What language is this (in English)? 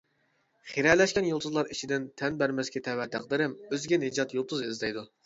Uyghur